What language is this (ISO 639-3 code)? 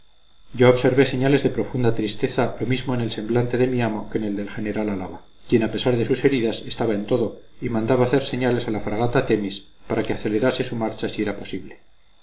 spa